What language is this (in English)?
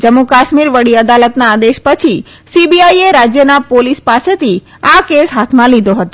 Gujarati